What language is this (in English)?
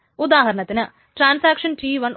Malayalam